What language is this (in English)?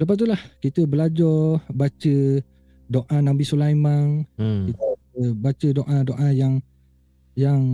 Malay